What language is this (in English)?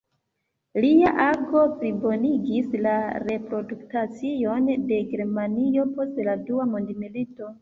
Esperanto